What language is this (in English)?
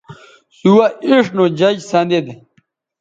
Bateri